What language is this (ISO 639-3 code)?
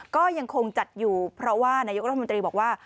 tha